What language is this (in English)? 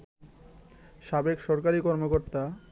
Bangla